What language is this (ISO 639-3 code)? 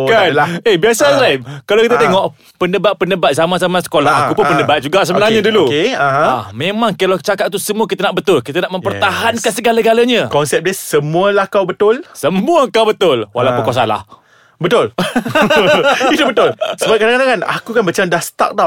msa